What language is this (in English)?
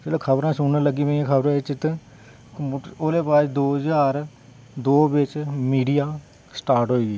Dogri